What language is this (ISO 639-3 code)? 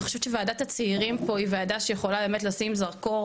heb